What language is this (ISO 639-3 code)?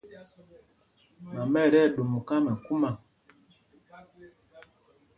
mgg